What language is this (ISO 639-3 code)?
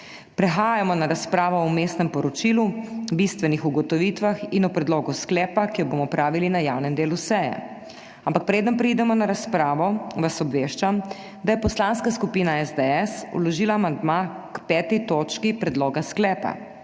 slv